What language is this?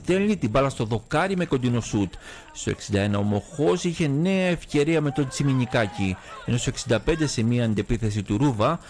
Greek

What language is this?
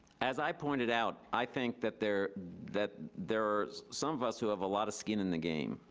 English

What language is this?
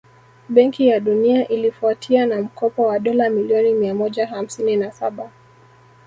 Swahili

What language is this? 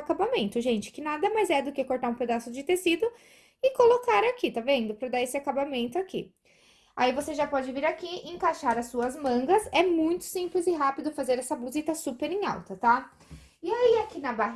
Portuguese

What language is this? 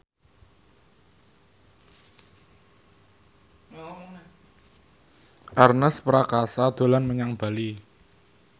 Javanese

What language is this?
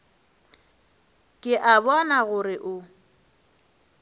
Northern Sotho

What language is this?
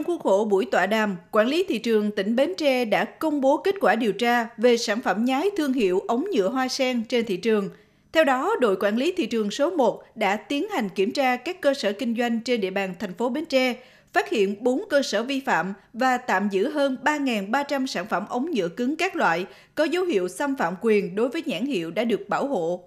Vietnamese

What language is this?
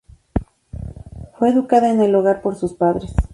Spanish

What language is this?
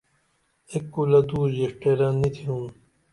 Dameli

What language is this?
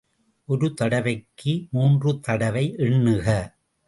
Tamil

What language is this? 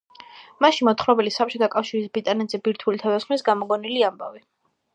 Georgian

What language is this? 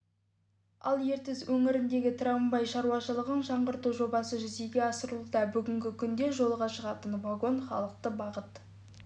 Kazakh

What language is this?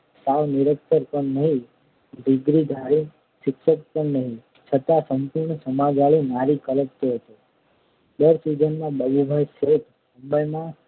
Gujarati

